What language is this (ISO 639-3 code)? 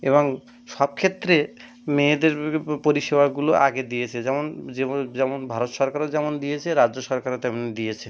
ben